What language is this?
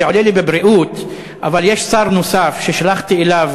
Hebrew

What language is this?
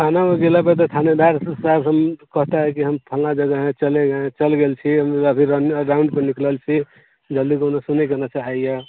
Maithili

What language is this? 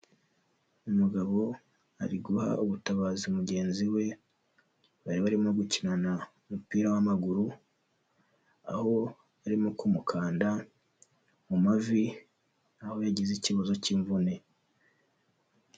Kinyarwanda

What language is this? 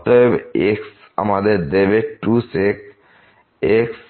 Bangla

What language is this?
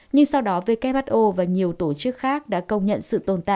Vietnamese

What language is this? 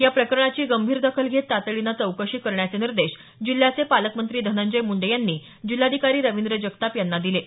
Marathi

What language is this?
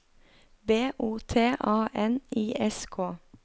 Norwegian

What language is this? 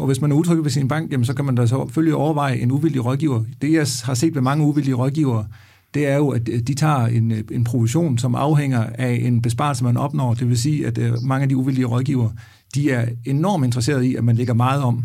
Danish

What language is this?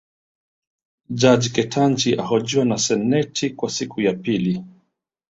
Swahili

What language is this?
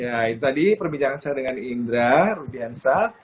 Indonesian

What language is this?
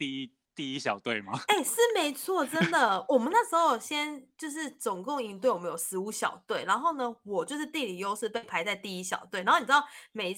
Chinese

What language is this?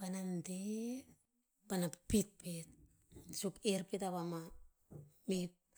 Tinputz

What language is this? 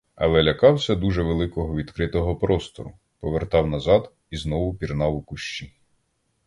Ukrainian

